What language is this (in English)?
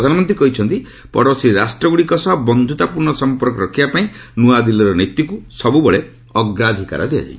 Odia